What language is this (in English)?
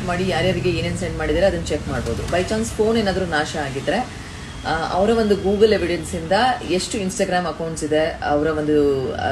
Kannada